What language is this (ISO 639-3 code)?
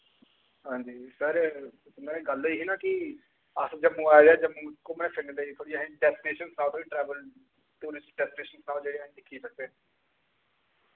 doi